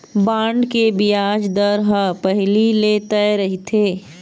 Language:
Chhattisgarhi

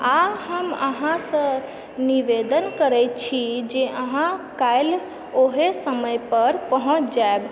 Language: Maithili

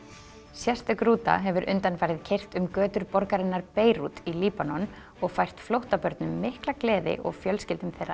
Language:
Icelandic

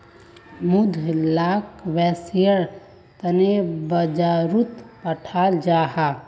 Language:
Magahi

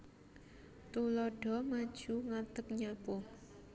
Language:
Javanese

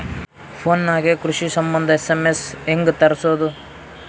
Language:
Kannada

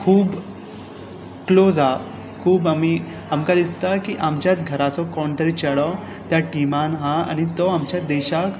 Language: Konkani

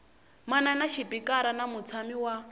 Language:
Tsonga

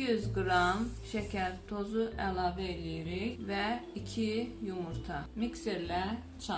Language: Turkish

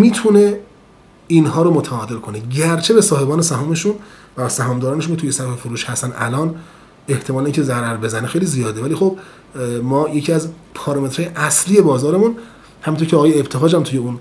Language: Persian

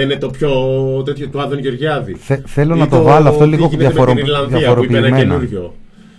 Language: Greek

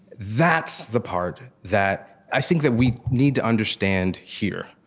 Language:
English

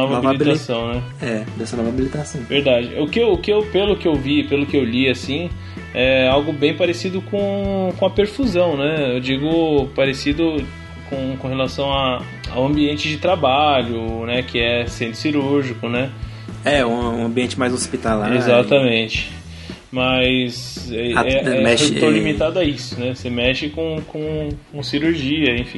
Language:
Portuguese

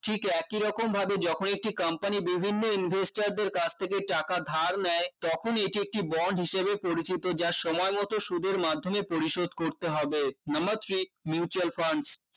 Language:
Bangla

